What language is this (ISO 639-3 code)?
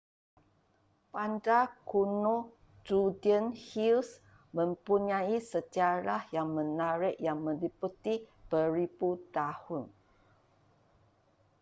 msa